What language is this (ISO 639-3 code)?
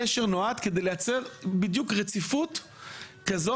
heb